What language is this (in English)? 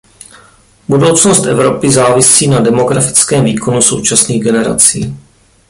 Czech